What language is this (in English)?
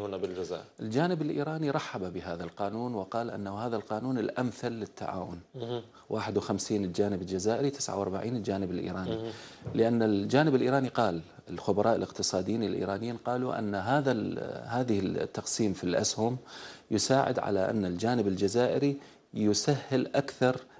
Arabic